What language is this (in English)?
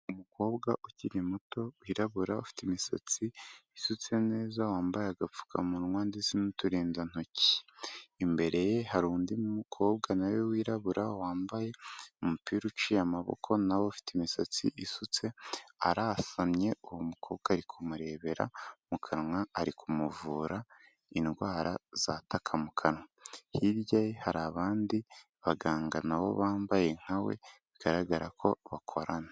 Kinyarwanda